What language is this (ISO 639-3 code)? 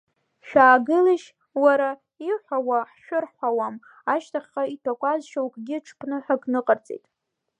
abk